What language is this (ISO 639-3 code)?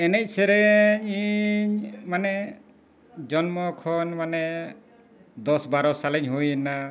sat